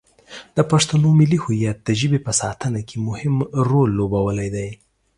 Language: Pashto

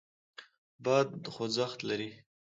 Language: Pashto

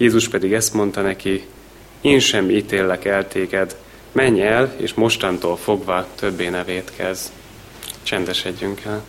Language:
Hungarian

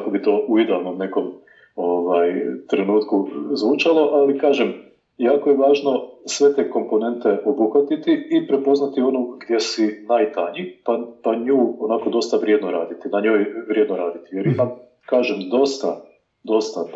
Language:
Croatian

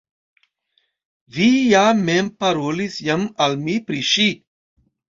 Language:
Esperanto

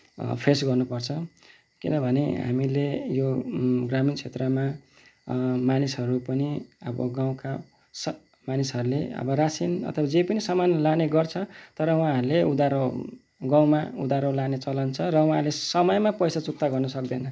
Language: Nepali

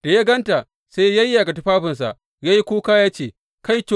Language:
Hausa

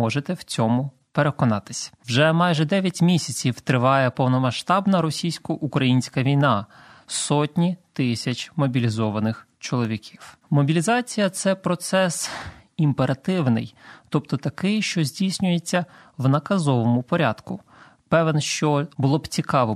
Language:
Ukrainian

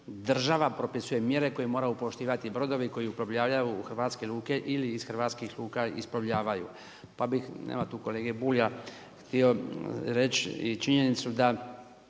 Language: Croatian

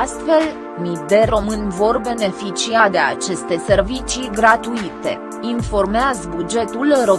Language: Romanian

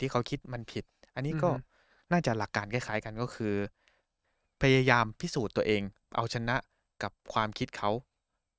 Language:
Thai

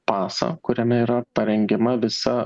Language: Lithuanian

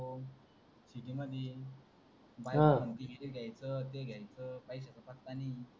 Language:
Marathi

